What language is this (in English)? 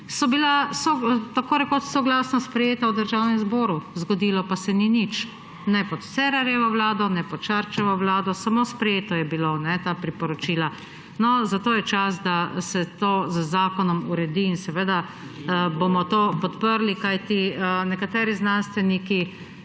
Slovenian